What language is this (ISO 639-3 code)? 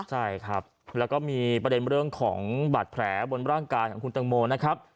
tha